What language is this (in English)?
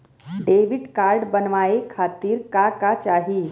Bhojpuri